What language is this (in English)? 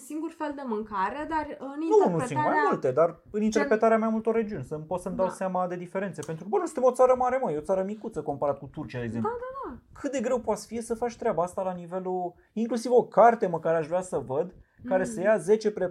Romanian